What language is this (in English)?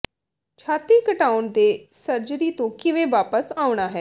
Punjabi